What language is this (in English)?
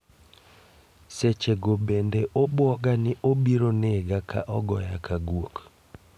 Luo (Kenya and Tanzania)